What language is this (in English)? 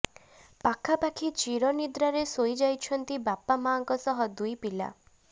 Odia